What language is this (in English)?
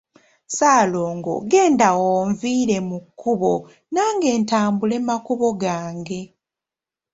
Ganda